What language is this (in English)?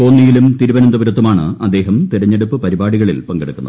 Malayalam